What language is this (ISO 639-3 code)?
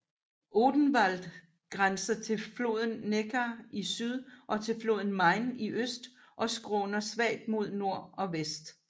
dan